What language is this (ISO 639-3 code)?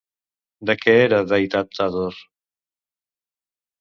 cat